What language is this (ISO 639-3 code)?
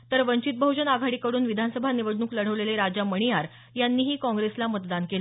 mar